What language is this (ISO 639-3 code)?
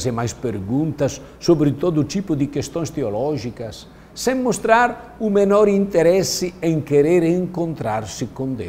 por